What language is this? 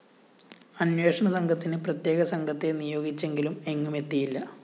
Malayalam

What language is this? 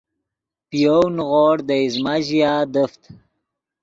Yidgha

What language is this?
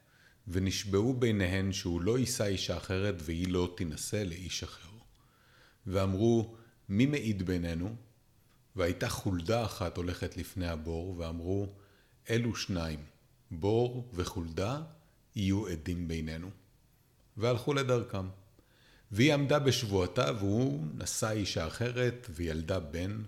Hebrew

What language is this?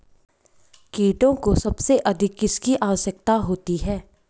Hindi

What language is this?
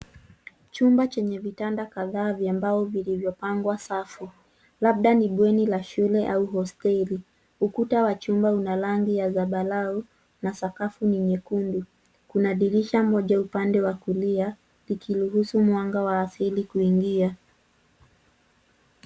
Swahili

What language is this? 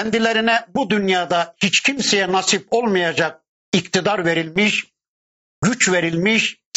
Turkish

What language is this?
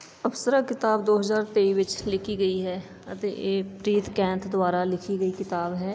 Punjabi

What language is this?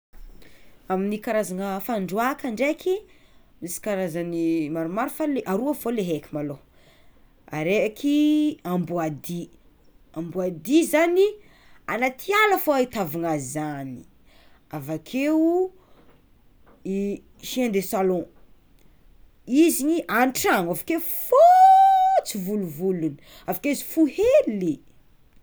Tsimihety Malagasy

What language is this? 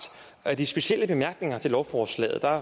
Danish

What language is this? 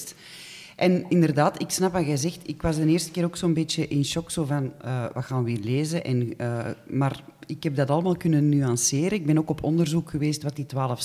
Dutch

